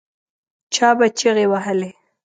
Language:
Pashto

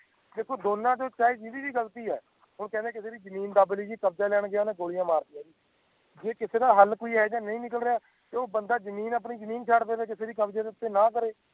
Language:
Punjabi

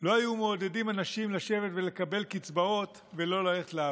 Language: Hebrew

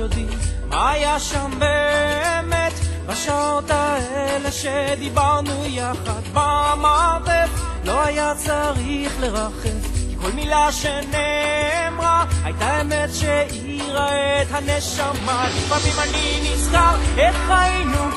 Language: Hebrew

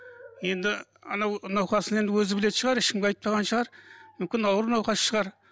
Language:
Kazakh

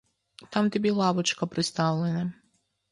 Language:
Ukrainian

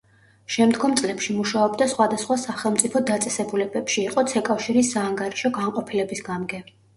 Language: Georgian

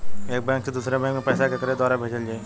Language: Bhojpuri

